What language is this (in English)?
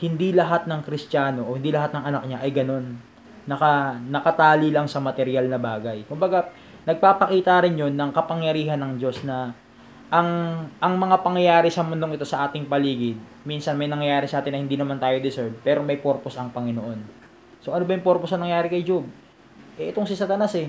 Filipino